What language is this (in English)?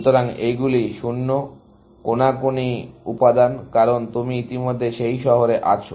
Bangla